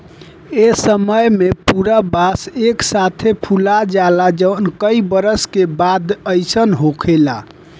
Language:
Bhojpuri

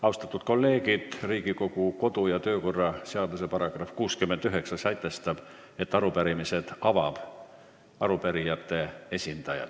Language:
Estonian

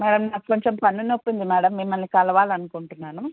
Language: Telugu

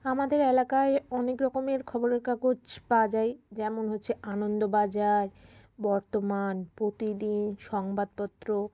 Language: Bangla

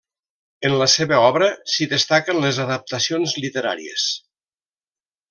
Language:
Catalan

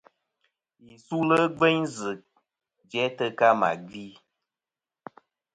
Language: Kom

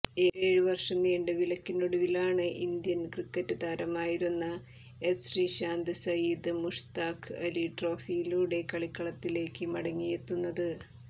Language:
Malayalam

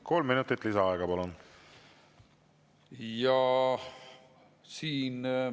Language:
Estonian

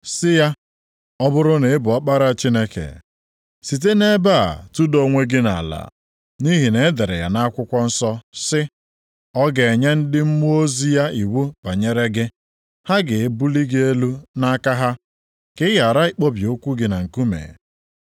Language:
Igbo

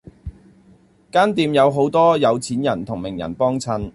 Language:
Cantonese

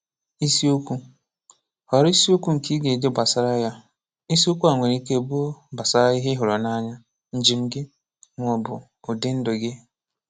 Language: Igbo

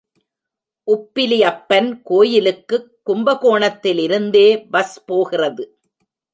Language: Tamil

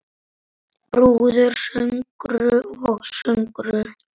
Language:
Icelandic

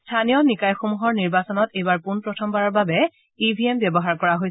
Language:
Assamese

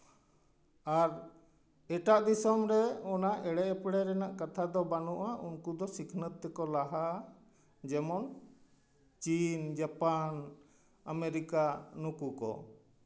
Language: Santali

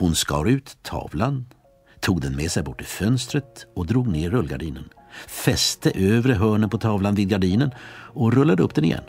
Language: Swedish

